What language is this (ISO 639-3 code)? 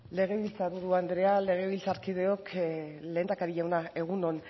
eus